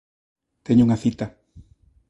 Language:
Galician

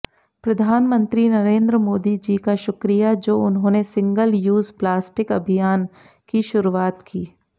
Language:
Hindi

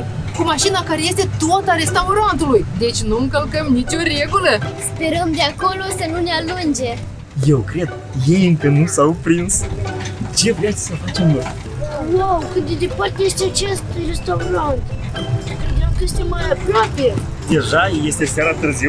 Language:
Romanian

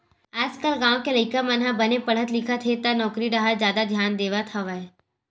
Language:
Chhattisgarhi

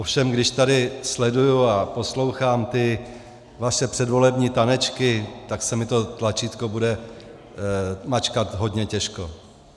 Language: Czech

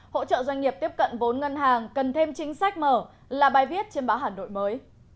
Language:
Vietnamese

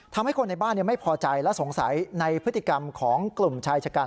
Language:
Thai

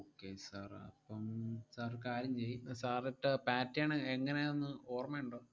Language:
Malayalam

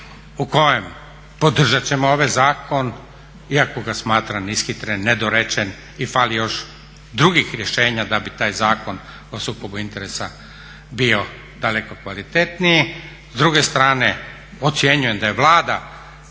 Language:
Croatian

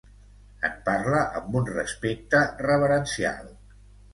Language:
Catalan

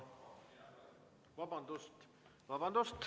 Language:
Estonian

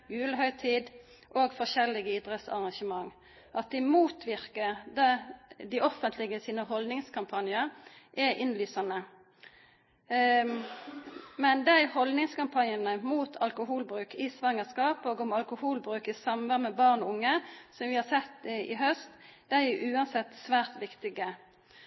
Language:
Norwegian Nynorsk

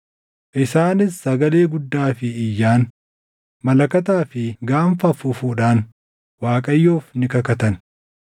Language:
Oromo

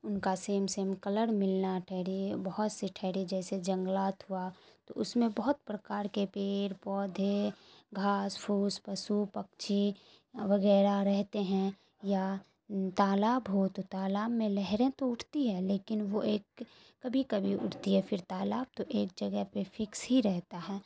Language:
Urdu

